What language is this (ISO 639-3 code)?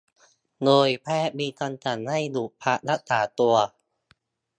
tha